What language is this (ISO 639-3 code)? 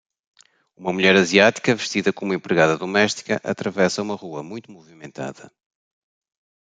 por